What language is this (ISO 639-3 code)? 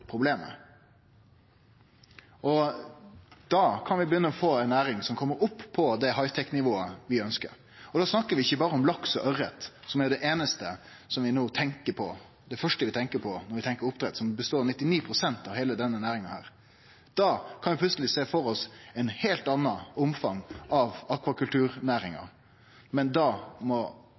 nno